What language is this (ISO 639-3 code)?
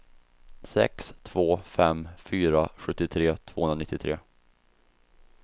swe